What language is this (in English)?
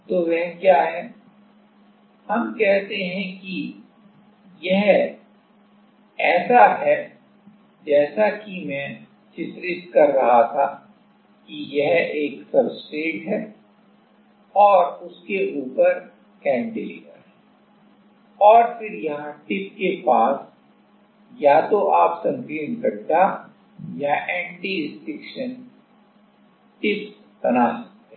Hindi